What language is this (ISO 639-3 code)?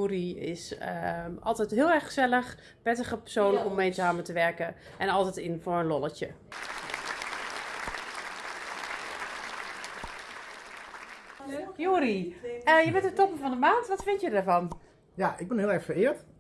nld